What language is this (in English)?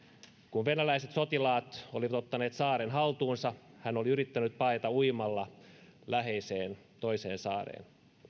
Finnish